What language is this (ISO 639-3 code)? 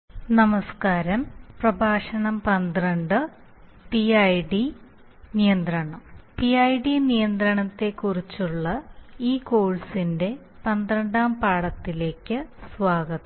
mal